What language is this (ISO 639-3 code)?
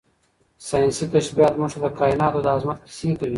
pus